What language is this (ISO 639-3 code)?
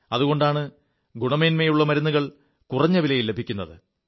mal